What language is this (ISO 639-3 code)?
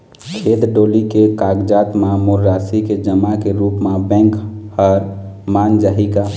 hne